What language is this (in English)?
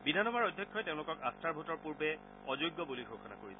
Assamese